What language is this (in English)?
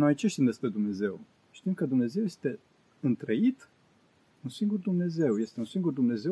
Romanian